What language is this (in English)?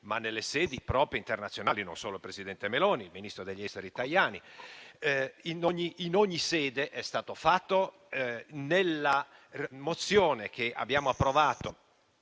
Italian